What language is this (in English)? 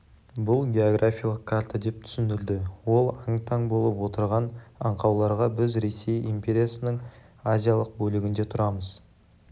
Kazakh